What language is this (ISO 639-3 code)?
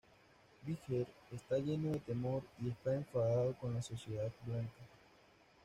spa